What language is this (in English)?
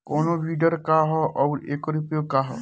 Bhojpuri